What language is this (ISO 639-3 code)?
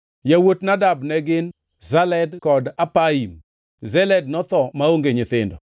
luo